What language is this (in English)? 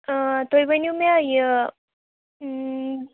Kashmiri